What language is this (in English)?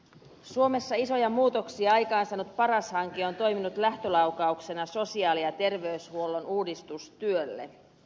Finnish